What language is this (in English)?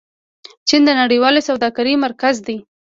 Pashto